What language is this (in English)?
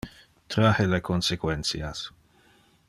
Interlingua